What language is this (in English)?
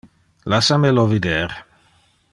Interlingua